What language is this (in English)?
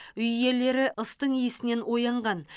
Kazakh